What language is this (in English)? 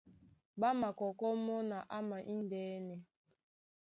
Duala